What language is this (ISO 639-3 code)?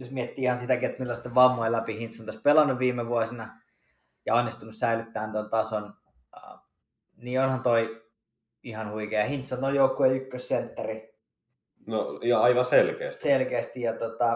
fin